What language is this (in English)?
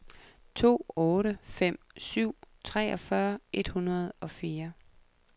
Danish